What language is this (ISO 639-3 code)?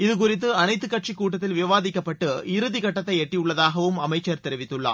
tam